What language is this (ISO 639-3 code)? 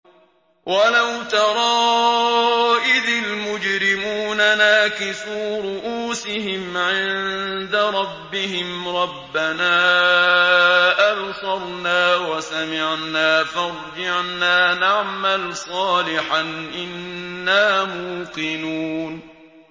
ara